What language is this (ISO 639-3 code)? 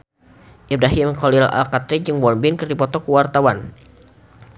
sun